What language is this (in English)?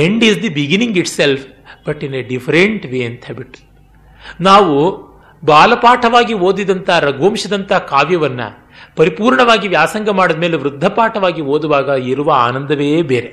Kannada